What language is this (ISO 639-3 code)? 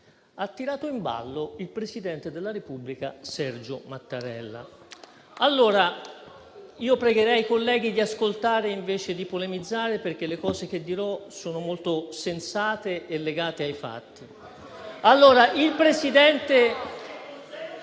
ita